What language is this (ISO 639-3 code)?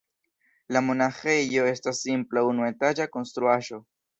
epo